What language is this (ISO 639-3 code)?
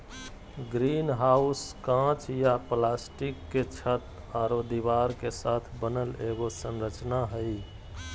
mag